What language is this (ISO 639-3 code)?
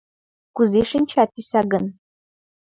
chm